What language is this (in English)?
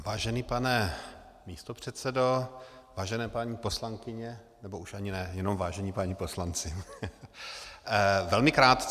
Czech